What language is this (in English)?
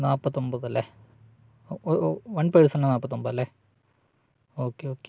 Malayalam